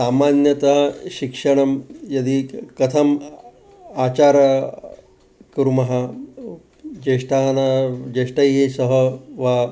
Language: Sanskrit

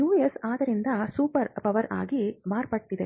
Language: Kannada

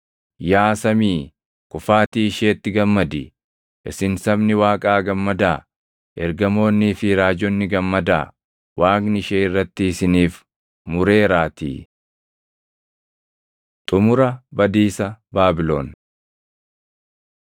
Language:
Oromo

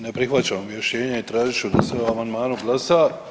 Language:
Croatian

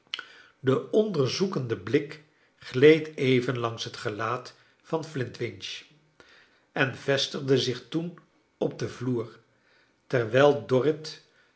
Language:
Dutch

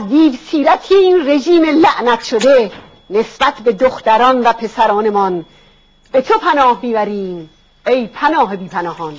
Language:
Persian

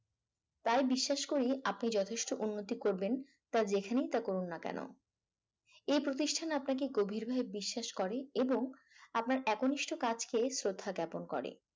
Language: Bangla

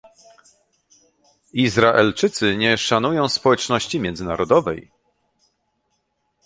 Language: Polish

